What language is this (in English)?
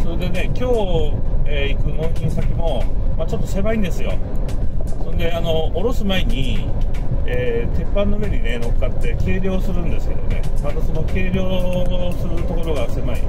Japanese